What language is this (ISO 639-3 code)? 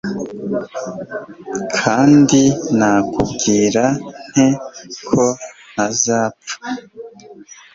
kin